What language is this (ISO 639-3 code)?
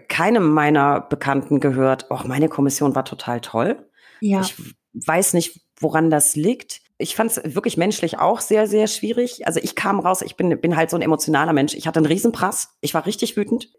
deu